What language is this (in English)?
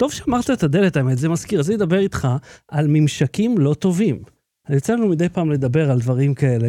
Hebrew